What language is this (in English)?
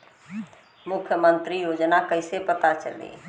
Bhojpuri